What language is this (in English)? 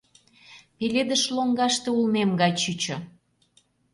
Mari